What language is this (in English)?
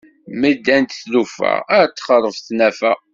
Kabyle